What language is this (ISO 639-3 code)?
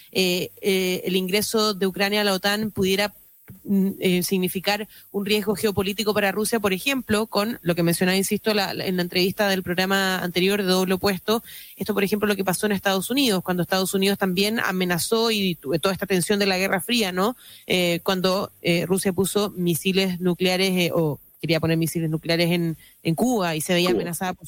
spa